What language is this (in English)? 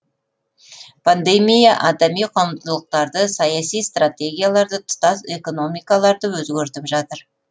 Kazakh